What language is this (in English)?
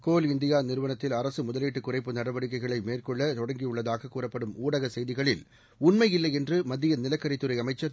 Tamil